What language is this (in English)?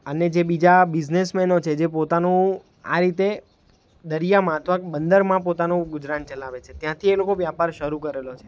Gujarati